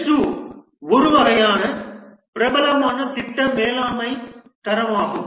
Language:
Tamil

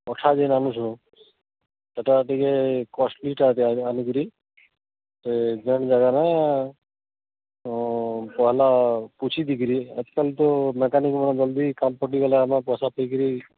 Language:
Odia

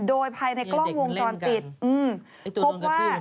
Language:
Thai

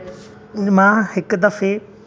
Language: Sindhi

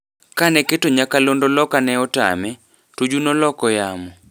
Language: Luo (Kenya and Tanzania)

